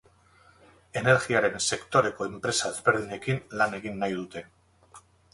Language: Basque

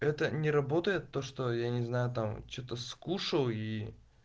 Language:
Russian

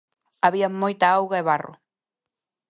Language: Galician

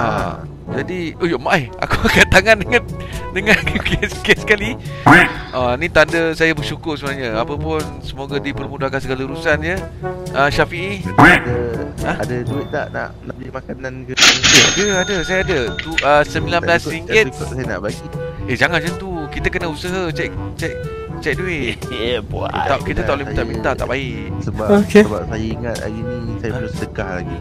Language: Malay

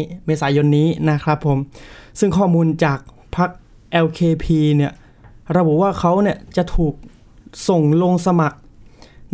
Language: Thai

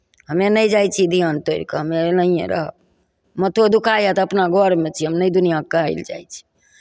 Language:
Maithili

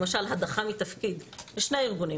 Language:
Hebrew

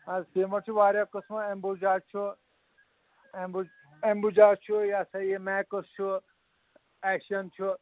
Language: Kashmiri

